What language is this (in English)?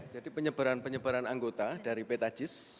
Indonesian